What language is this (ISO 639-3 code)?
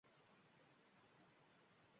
uzb